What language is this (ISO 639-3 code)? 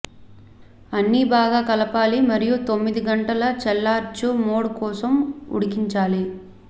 tel